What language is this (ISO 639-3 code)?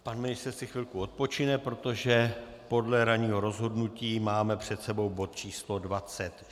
ces